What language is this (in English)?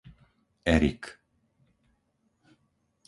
Slovak